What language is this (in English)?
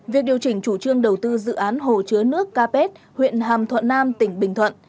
Vietnamese